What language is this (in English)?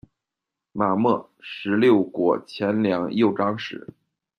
Chinese